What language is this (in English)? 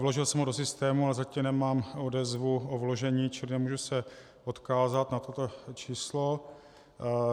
Czech